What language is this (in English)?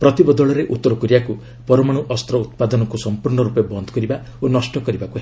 Odia